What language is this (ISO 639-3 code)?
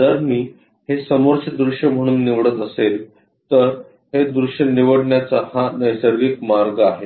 mar